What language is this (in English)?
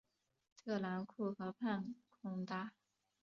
Chinese